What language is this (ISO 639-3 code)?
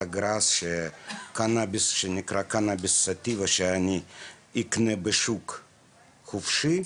heb